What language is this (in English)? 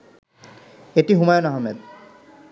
Bangla